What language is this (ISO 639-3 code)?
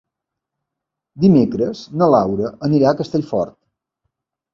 cat